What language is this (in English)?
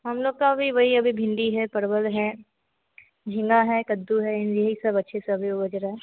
Hindi